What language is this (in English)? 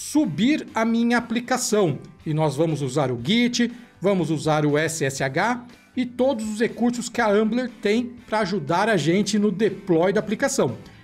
Portuguese